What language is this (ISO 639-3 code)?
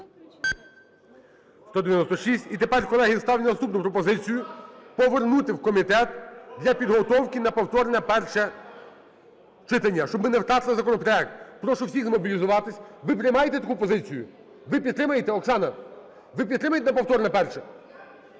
ukr